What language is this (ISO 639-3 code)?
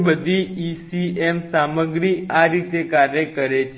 guj